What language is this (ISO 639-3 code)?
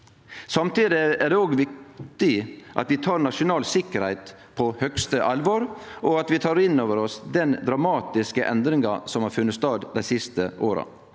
nor